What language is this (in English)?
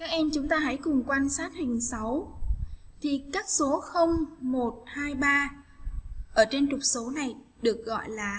Vietnamese